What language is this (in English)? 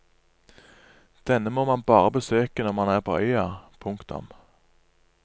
Norwegian